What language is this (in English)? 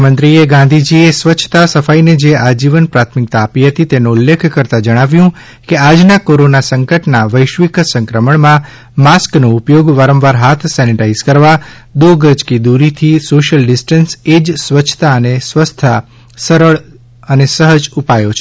Gujarati